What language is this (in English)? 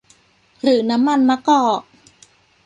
Thai